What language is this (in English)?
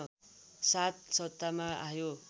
Nepali